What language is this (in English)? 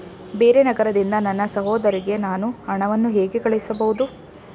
Kannada